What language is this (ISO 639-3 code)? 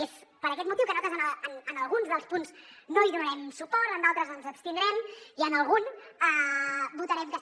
cat